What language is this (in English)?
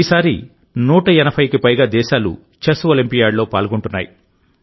Telugu